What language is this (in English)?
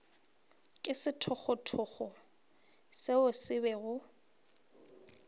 Northern Sotho